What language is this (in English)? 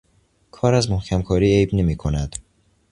Persian